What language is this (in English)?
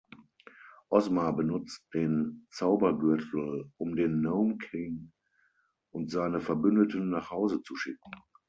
German